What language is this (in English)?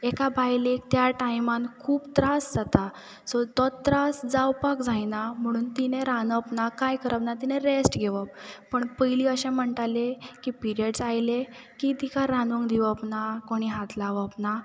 Konkani